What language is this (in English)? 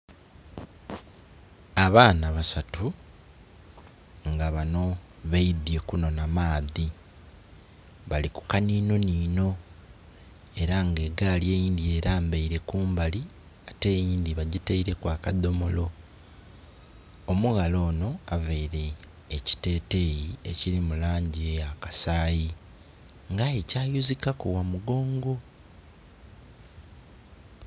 Soga